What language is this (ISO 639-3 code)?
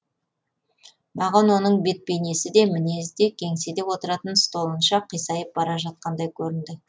kaz